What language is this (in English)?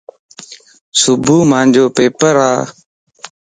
Lasi